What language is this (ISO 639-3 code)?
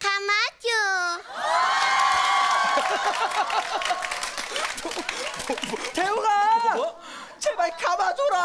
kor